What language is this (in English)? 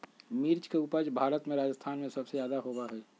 Magahi